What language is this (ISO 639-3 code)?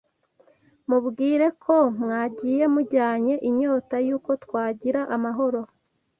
kin